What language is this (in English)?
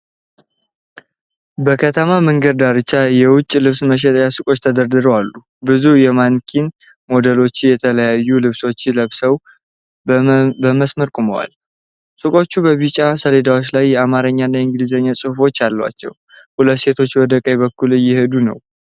Amharic